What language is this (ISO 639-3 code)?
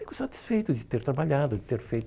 por